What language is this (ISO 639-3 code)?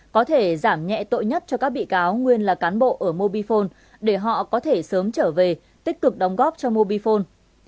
vie